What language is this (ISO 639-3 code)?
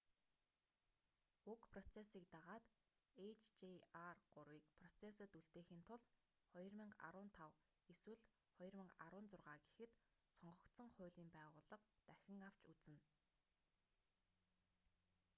mon